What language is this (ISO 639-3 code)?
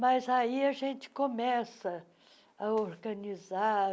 por